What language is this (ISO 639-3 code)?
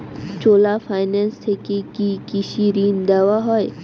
ben